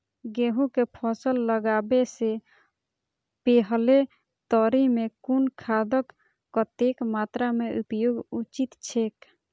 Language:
Maithili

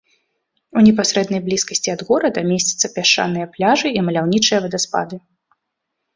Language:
Belarusian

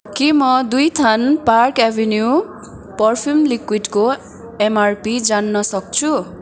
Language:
Nepali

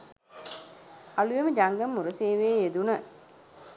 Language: Sinhala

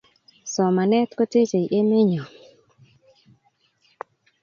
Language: Kalenjin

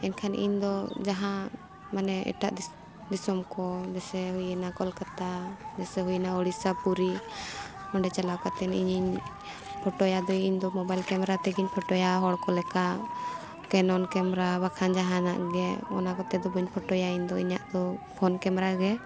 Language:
Santali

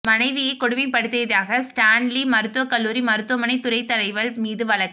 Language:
Tamil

